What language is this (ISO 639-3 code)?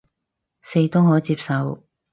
yue